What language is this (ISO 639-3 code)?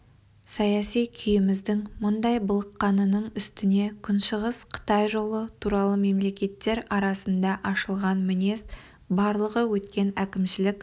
kaz